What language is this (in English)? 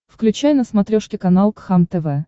Russian